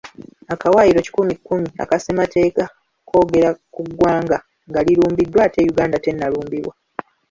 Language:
Ganda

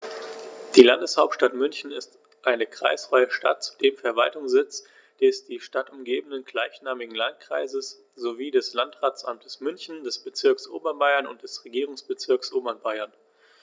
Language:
German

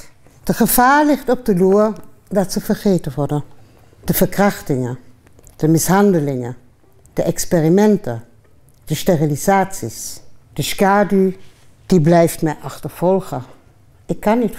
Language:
Dutch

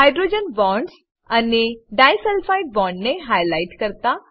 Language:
Gujarati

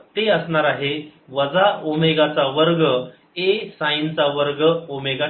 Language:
Marathi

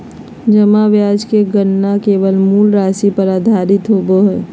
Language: Magahi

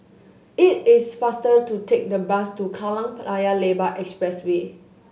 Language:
English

